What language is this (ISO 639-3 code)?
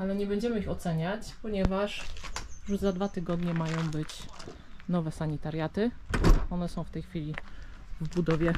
pol